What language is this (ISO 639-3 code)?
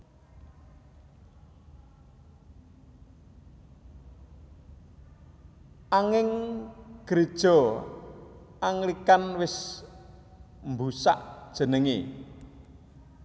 jav